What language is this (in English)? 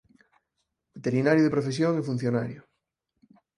Galician